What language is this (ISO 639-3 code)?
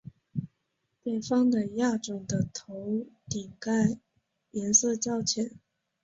zho